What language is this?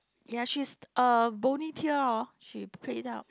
English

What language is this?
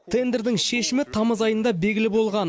Kazakh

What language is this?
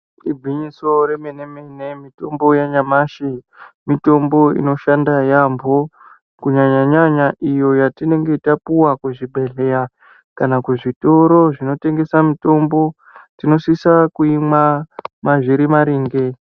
Ndau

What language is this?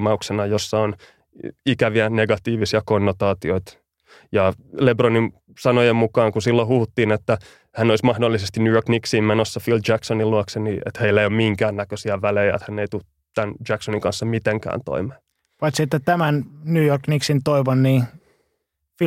Finnish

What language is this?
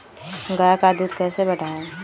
Magahi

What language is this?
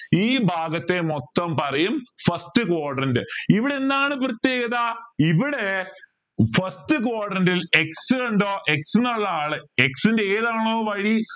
Malayalam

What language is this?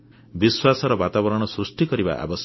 Odia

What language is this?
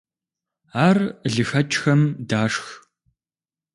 Kabardian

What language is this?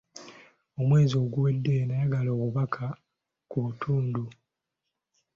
Ganda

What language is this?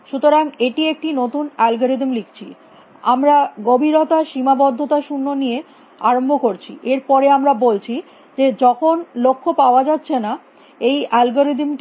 Bangla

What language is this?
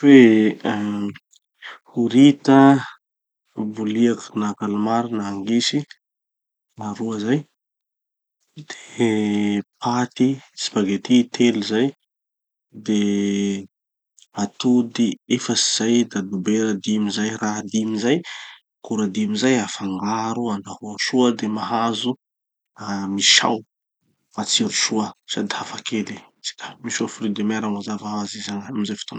Tanosy Malagasy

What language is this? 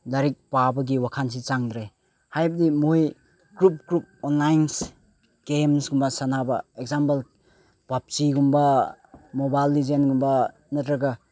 Manipuri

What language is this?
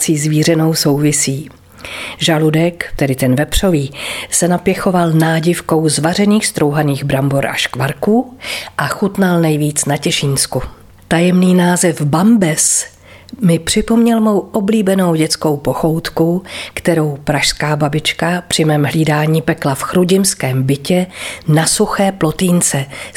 Czech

